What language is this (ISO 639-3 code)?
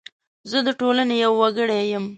pus